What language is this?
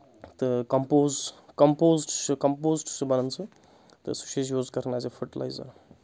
Kashmiri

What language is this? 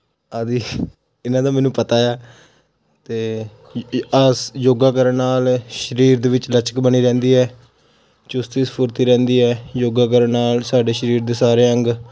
Punjabi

